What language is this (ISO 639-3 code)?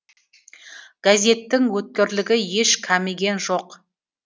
kaz